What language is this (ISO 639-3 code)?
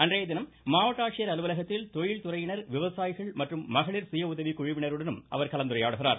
tam